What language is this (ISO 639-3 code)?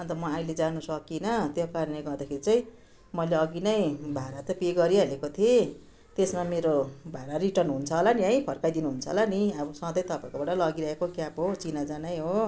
nep